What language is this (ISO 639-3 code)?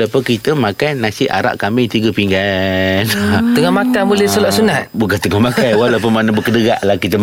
msa